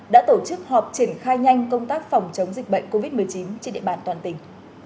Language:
Vietnamese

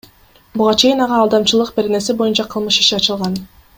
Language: Kyrgyz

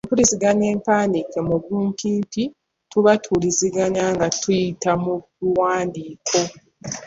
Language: Ganda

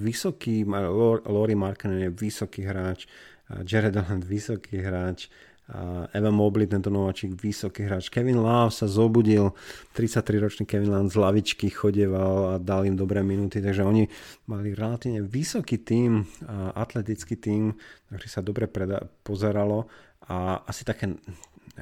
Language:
Slovak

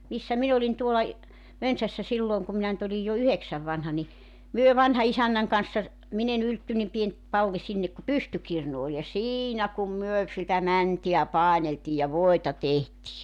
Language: Finnish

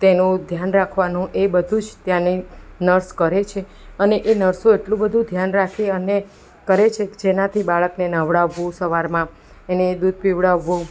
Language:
Gujarati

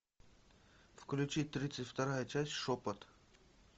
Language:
Russian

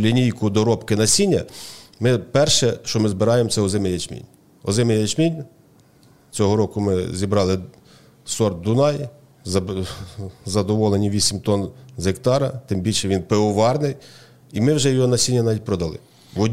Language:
Ukrainian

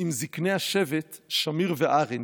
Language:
Hebrew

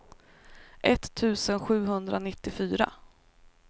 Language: Swedish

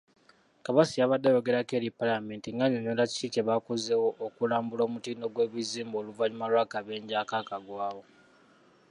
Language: Ganda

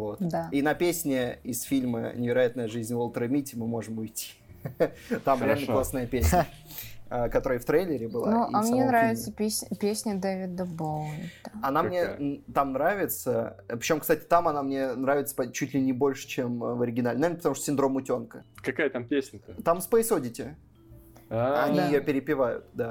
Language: Russian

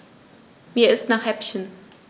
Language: German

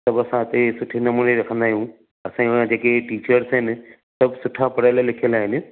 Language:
Sindhi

